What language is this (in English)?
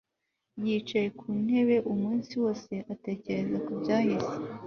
Kinyarwanda